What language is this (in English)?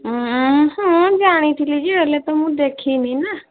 Odia